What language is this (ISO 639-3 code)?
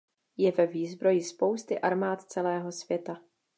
ces